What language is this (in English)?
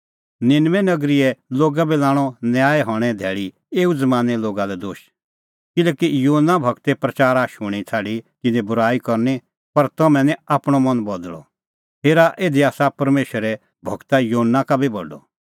Kullu Pahari